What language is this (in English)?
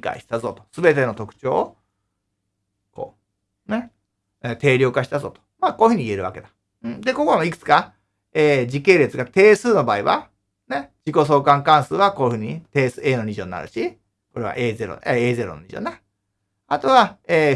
Japanese